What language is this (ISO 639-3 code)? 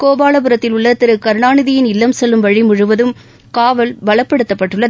tam